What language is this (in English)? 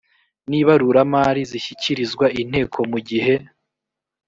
Kinyarwanda